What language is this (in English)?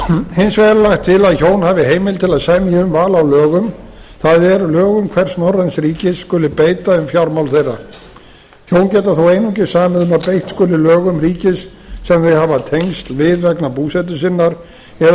Icelandic